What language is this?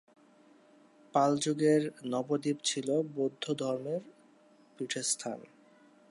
Bangla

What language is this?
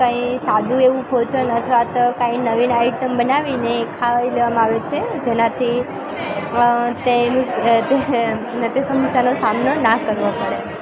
Gujarati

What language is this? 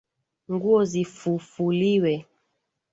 Swahili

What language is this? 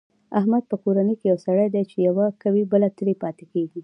Pashto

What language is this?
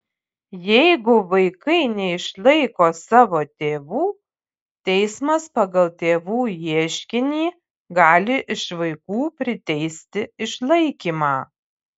Lithuanian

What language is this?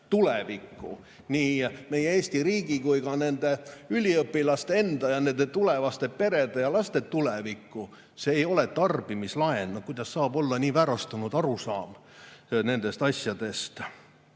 Estonian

